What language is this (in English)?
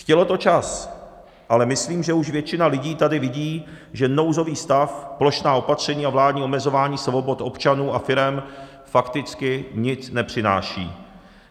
Czech